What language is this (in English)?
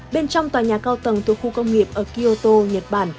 Vietnamese